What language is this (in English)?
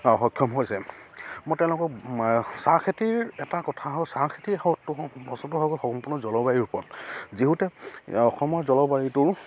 Assamese